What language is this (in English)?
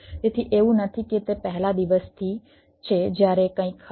Gujarati